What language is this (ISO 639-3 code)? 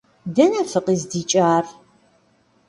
kbd